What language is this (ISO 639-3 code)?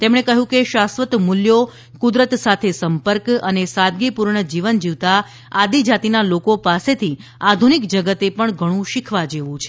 guj